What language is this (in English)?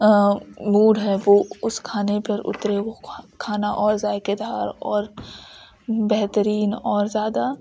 Urdu